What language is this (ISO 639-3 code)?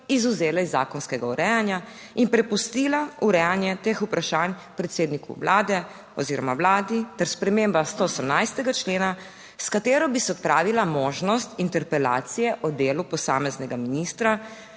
slv